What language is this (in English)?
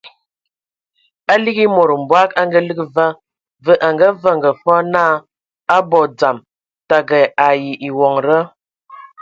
Ewondo